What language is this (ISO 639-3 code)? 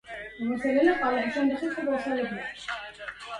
ara